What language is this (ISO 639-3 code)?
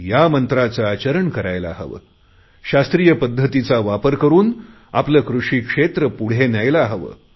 mar